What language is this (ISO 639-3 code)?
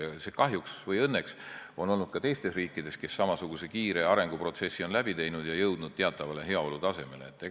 est